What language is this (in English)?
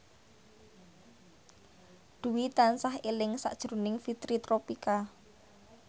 Javanese